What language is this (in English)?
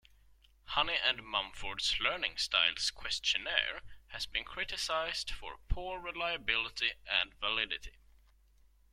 English